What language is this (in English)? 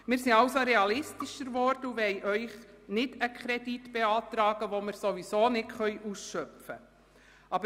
Swiss German